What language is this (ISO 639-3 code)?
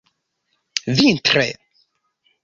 epo